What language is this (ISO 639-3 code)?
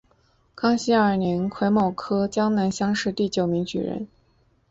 zho